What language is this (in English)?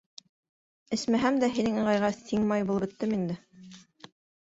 Bashkir